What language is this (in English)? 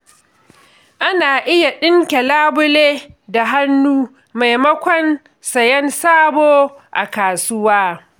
Hausa